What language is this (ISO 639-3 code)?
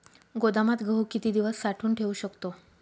mar